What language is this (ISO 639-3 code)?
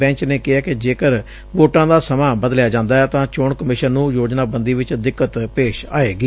pan